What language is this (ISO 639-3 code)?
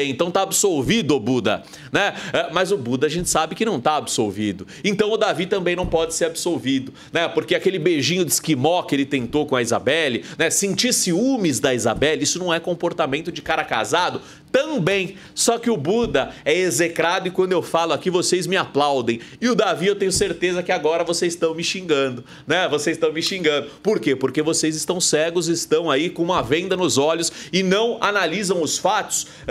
por